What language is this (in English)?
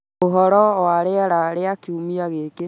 Kikuyu